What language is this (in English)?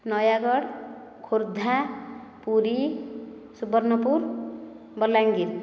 Odia